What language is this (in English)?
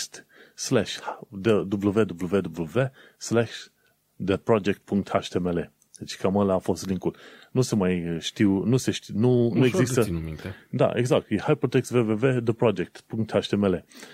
Romanian